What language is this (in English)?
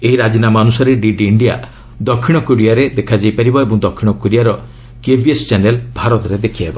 Odia